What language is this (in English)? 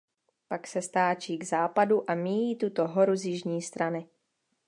Czech